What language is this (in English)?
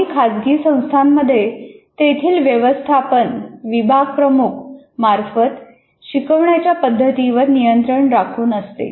Marathi